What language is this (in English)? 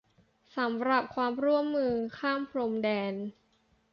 Thai